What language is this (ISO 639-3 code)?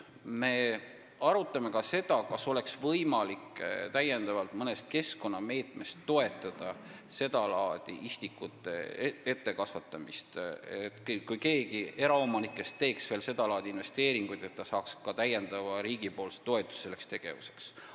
est